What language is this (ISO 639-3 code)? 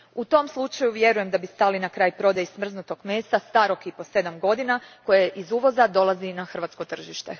hrv